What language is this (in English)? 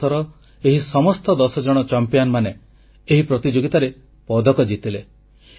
Odia